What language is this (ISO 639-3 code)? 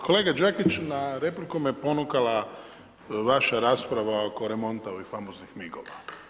hrv